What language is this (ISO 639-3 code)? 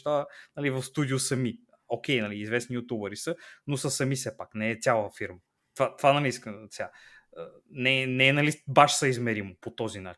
bul